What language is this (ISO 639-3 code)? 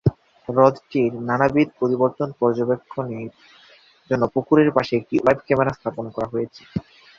ben